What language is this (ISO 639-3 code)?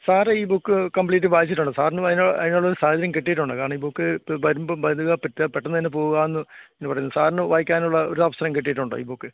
mal